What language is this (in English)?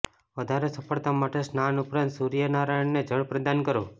Gujarati